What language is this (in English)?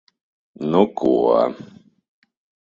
Latvian